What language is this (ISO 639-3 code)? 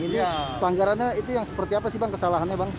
ind